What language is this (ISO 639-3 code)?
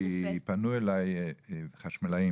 heb